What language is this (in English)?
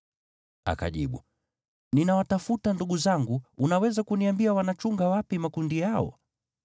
Swahili